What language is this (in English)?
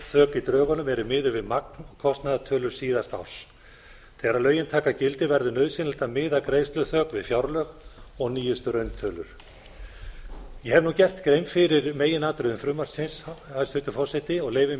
Icelandic